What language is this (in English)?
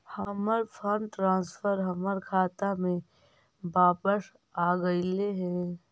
Magahi